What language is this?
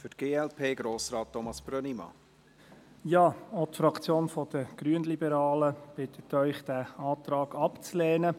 Swiss German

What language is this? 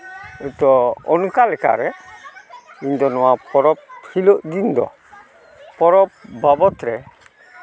Santali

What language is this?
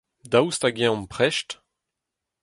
Breton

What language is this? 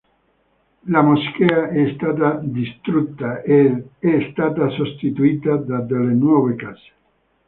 Italian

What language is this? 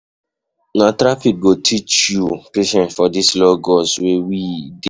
Nigerian Pidgin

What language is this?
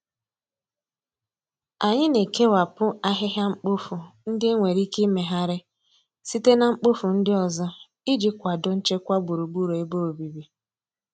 Igbo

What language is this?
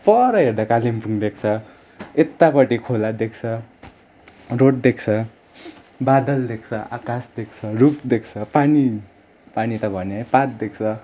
Nepali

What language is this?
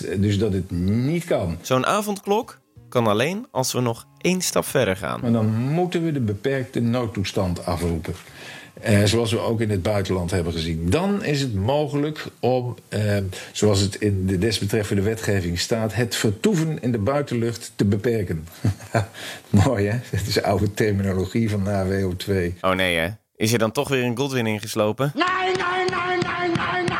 Dutch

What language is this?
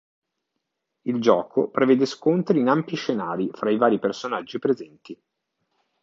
Italian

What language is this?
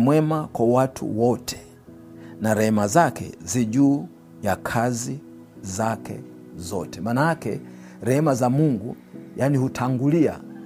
Swahili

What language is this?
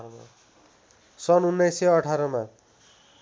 Nepali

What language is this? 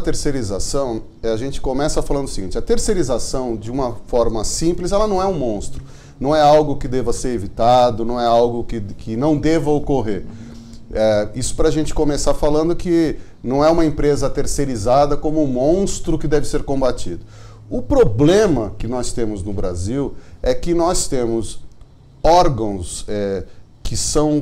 Portuguese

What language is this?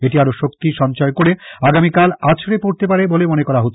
Bangla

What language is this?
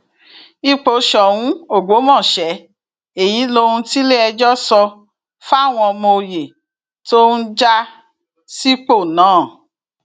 Yoruba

